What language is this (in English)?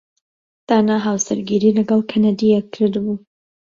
Central Kurdish